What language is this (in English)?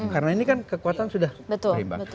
Indonesian